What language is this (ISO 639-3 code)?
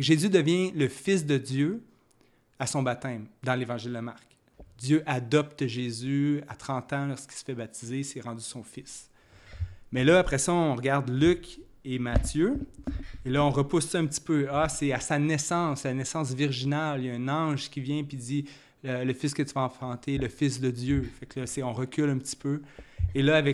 fra